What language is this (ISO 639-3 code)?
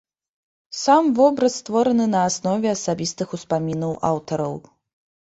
bel